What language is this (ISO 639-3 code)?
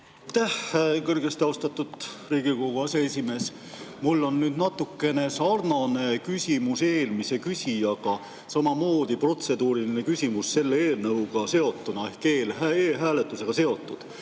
est